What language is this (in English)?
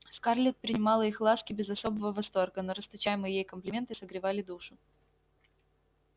Russian